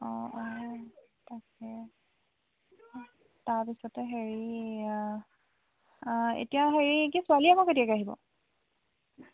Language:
Assamese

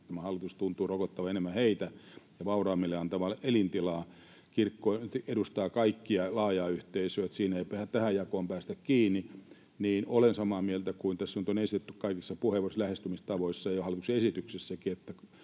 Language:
Finnish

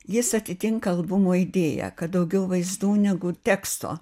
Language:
Lithuanian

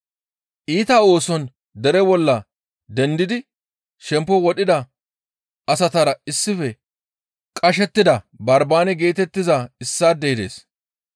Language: Gamo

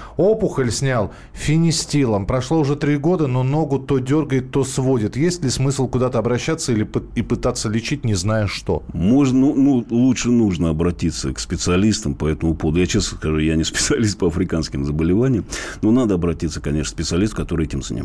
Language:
Russian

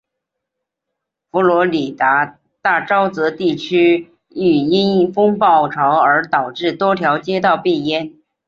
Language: Chinese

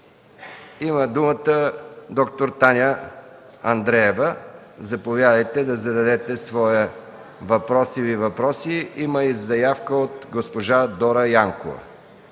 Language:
Bulgarian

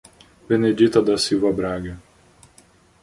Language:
Portuguese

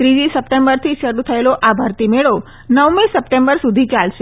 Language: Gujarati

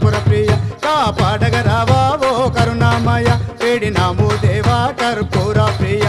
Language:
Arabic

